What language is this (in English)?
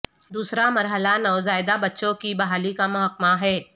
Urdu